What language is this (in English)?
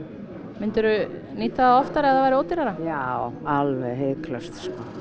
Icelandic